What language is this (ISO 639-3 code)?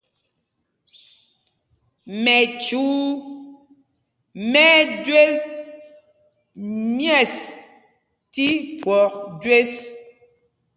mgg